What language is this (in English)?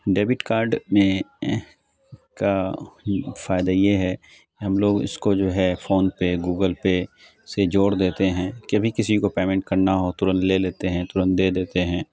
Urdu